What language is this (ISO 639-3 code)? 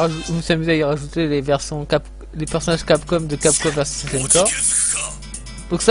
fra